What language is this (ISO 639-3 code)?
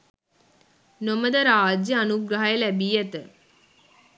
sin